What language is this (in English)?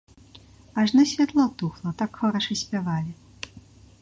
Belarusian